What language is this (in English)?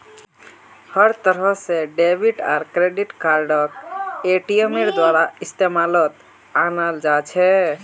Magahi